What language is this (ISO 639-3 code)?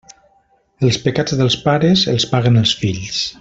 cat